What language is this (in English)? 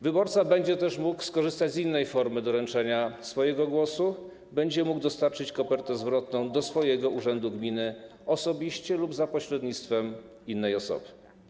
Polish